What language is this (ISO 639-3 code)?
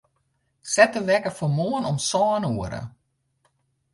fry